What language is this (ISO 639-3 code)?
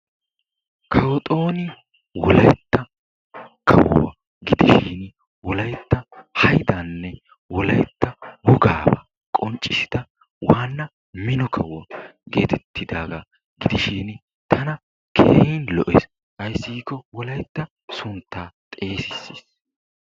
wal